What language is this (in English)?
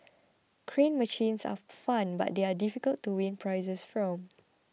English